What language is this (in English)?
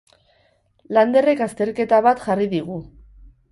Basque